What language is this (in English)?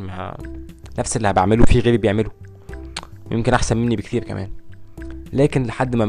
Arabic